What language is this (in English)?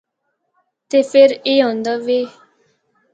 Northern Hindko